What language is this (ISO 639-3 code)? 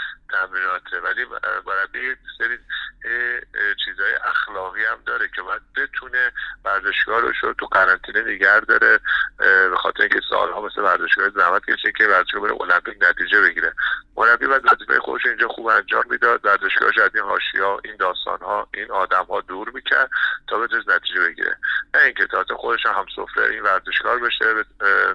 fas